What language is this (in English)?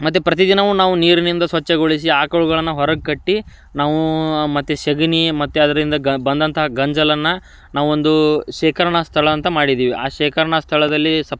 Kannada